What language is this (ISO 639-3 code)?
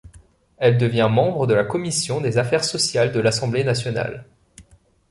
fra